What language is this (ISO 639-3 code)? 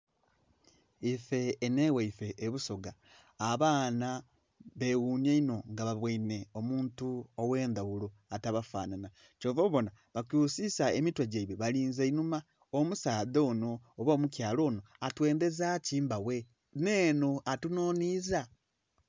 xog